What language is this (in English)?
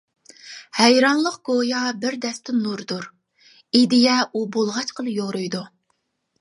Uyghur